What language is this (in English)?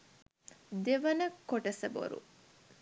Sinhala